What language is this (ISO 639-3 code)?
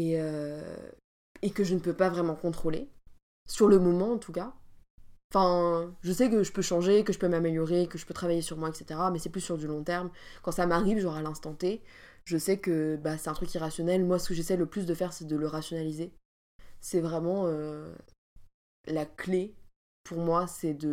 fra